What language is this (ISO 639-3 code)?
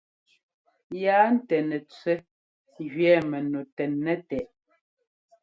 jgo